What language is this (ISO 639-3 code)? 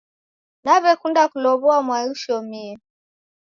dav